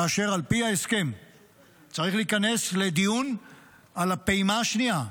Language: Hebrew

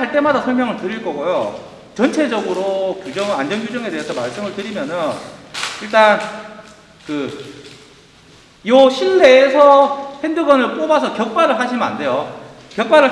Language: Korean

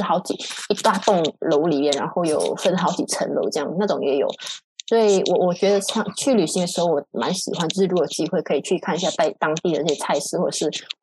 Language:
Chinese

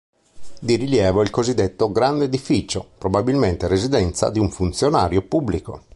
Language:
Italian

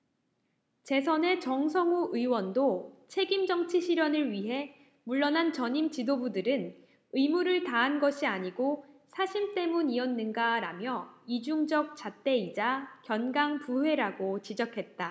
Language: Korean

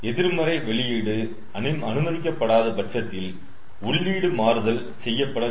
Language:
Tamil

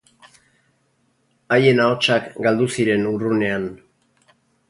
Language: Basque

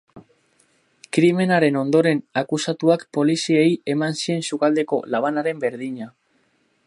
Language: Basque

